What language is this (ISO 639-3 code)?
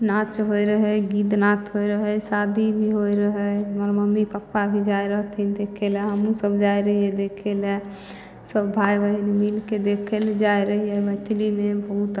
mai